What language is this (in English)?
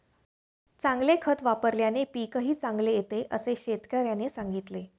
Marathi